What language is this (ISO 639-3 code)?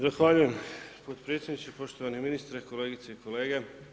hrv